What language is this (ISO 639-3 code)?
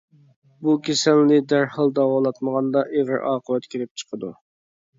uig